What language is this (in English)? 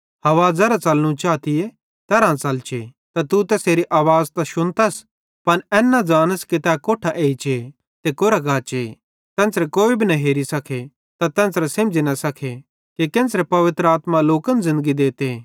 Bhadrawahi